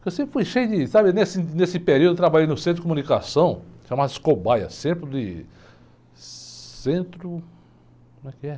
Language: Portuguese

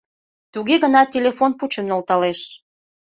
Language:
Mari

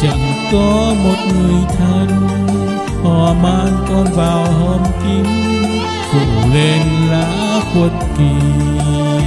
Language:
Vietnamese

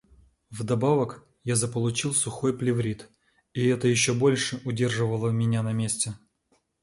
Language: Russian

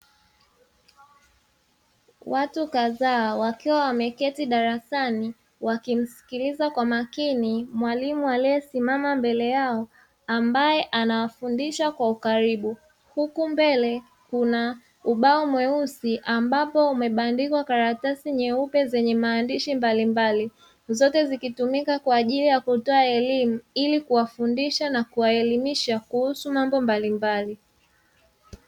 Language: Swahili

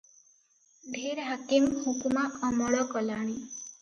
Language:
Odia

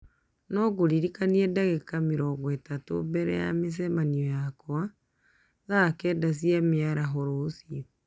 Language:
Kikuyu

